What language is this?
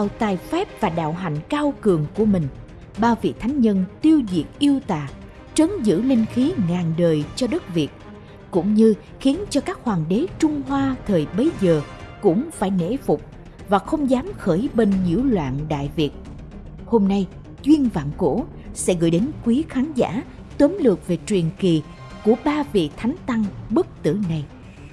Vietnamese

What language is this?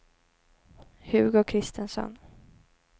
Swedish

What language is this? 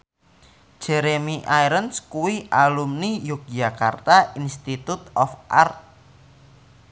Javanese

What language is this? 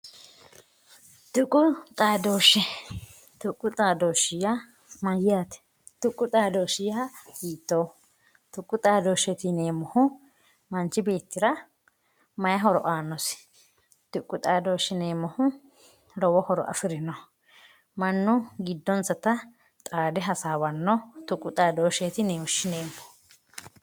Sidamo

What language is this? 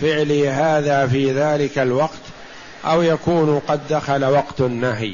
Arabic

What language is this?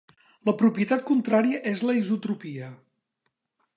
Catalan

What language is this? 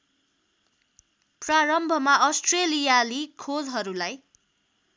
Nepali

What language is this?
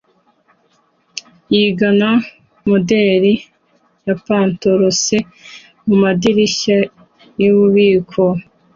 Kinyarwanda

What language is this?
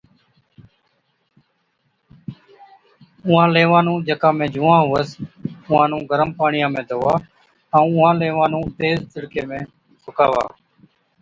Od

